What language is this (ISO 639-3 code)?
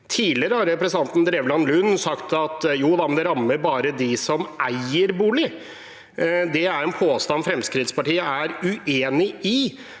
nor